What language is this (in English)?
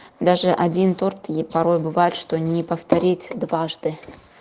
Russian